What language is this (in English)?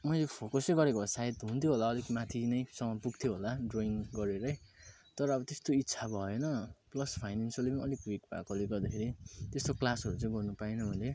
Nepali